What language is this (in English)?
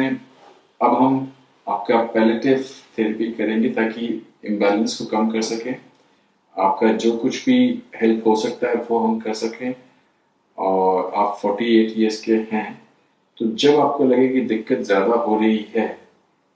Hindi